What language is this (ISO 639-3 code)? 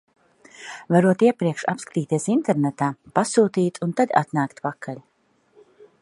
lav